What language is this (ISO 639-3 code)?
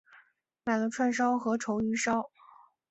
zho